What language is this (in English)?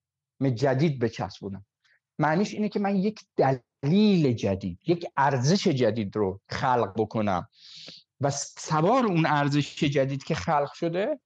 Persian